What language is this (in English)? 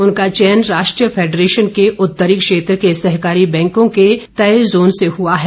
Hindi